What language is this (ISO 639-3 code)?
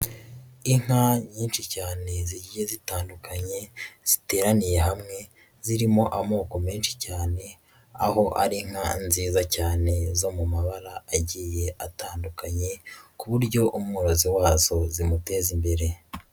kin